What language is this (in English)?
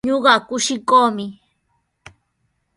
Sihuas Ancash Quechua